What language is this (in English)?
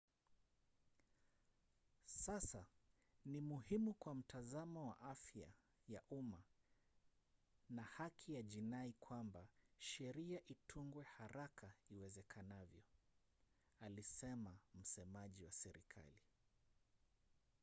Swahili